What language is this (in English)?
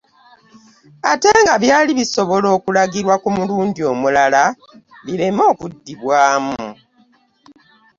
Ganda